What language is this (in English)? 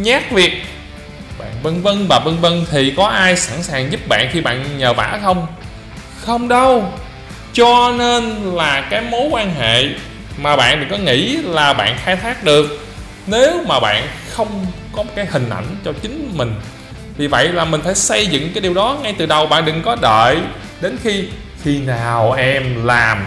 Vietnamese